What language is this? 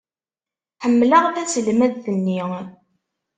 Kabyle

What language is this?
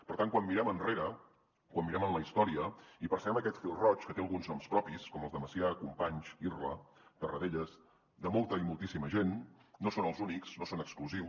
Catalan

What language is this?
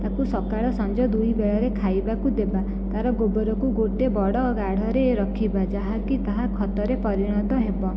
Odia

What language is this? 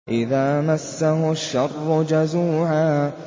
Arabic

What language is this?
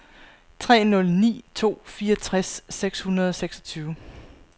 Danish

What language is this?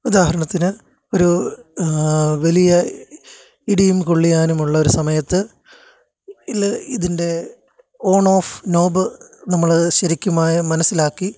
Malayalam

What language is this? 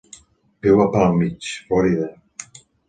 Catalan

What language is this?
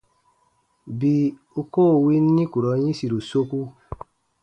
Baatonum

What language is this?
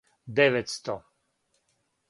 Serbian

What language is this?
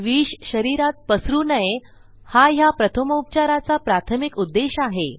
Marathi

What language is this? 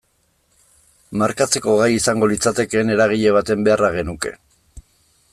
Basque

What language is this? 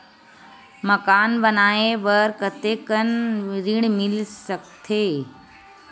Chhattisgarhi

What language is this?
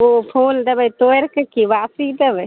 Maithili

